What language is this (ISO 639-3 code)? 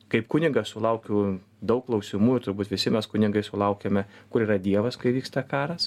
lit